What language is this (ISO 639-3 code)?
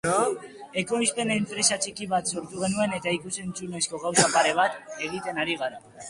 eus